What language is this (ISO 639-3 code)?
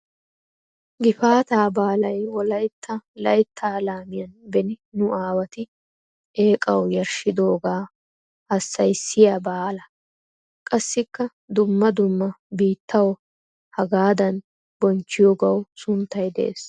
wal